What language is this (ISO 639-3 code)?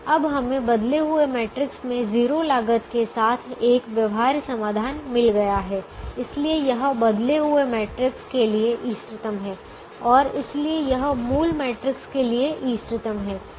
hin